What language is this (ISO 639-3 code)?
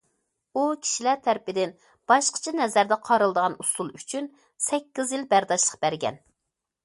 uig